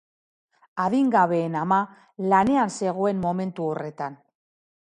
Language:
Basque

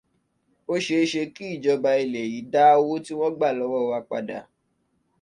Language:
Yoruba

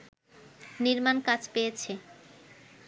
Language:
Bangla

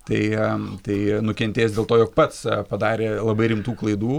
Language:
Lithuanian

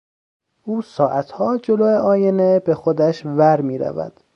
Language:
Persian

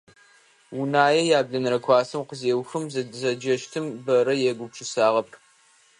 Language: Adyghe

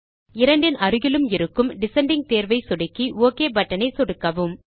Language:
Tamil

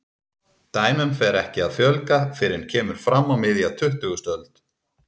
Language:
Icelandic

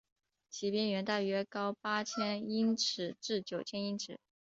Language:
Chinese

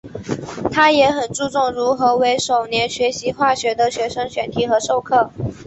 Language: Chinese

